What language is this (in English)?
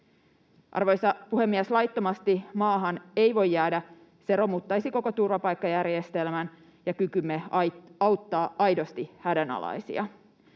Finnish